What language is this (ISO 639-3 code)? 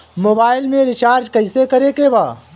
bho